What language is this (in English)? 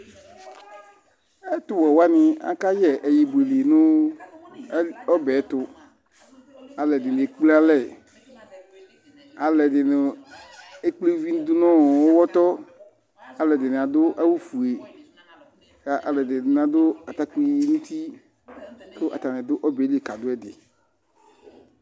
Ikposo